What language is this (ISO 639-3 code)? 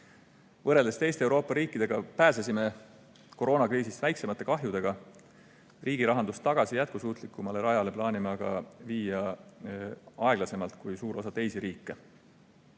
est